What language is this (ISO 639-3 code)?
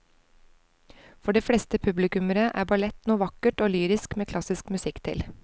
nor